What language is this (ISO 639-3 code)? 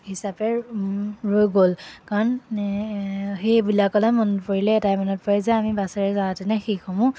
asm